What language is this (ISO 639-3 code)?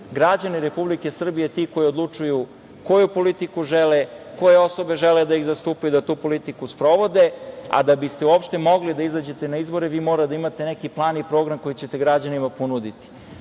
srp